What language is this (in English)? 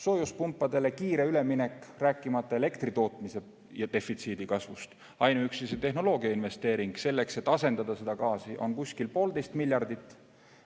Estonian